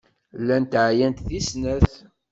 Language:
Kabyle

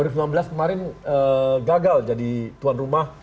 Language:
Indonesian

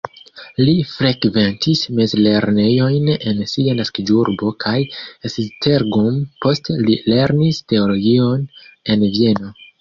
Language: Esperanto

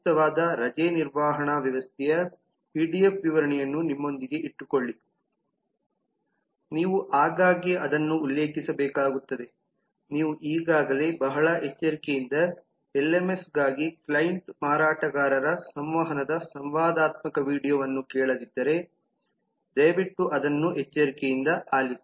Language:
Kannada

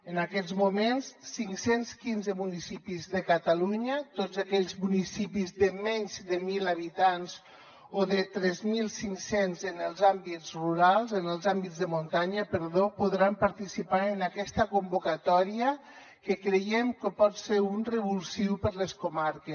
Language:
Catalan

